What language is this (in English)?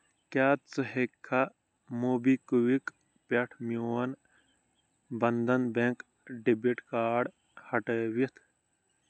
Kashmiri